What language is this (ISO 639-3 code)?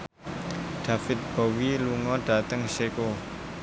jav